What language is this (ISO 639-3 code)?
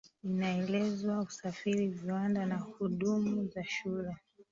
swa